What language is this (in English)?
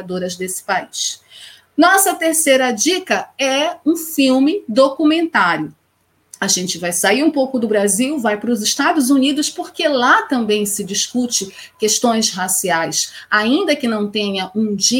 Portuguese